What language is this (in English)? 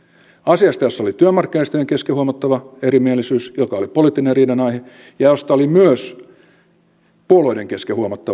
Finnish